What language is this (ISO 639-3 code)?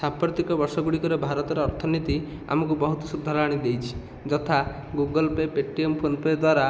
ori